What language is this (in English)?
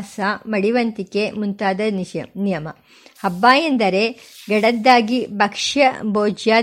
Kannada